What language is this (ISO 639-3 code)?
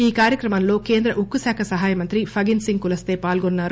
tel